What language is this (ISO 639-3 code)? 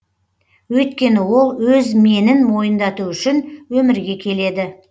kaz